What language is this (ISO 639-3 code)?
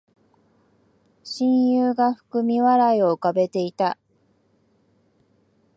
jpn